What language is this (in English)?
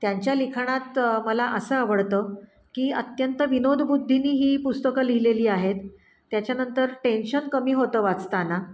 Marathi